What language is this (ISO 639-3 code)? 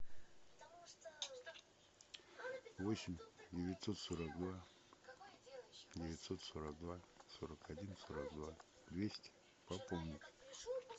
rus